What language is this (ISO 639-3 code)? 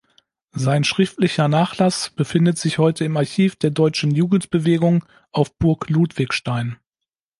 deu